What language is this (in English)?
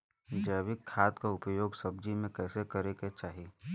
Bhojpuri